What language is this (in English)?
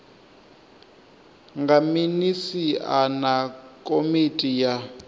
Venda